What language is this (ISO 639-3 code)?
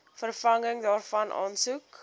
afr